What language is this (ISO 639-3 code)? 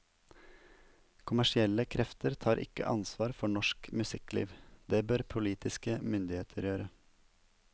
nor